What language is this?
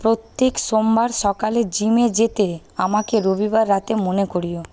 Bangla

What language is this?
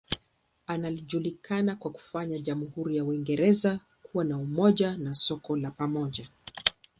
Swahili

